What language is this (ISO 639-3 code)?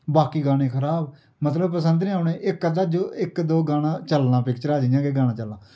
doi